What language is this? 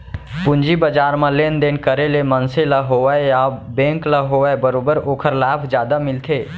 Chhattisgarhi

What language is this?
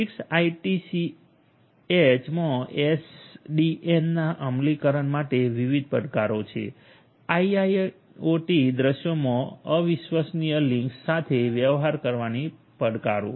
Gujarati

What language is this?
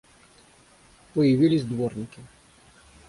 Russian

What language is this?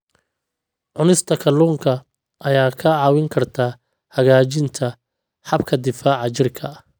Somali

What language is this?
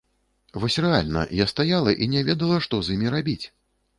Belarusian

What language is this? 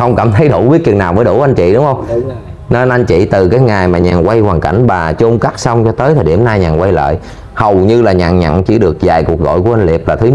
Vietnamese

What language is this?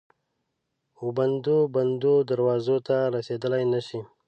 Pashto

